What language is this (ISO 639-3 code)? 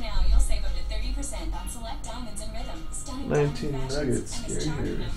eng